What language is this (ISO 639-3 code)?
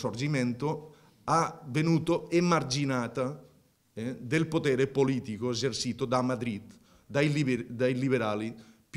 ita